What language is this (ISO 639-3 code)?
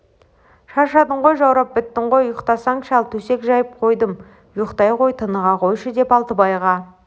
kaz